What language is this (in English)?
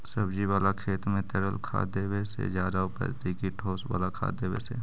Magahi